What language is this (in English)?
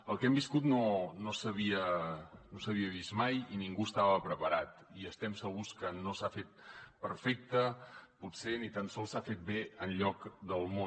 Catalan